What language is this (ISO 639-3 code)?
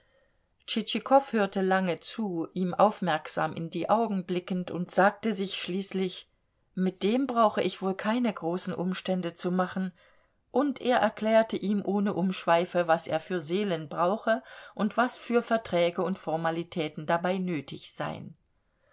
deu